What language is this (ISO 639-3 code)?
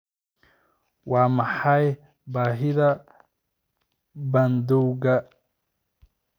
som